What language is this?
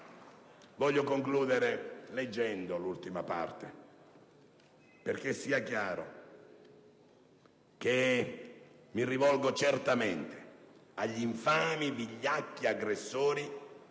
Italian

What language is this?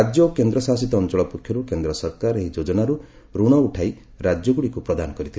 Odia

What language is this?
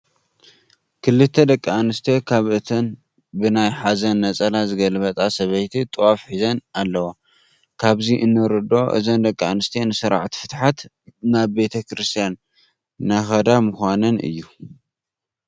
Tigrinya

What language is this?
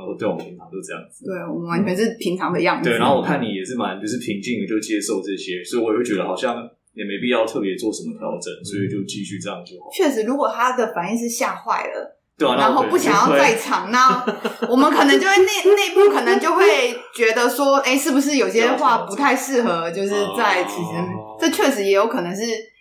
Chinese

